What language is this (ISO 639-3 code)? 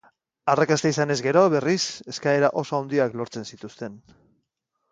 eus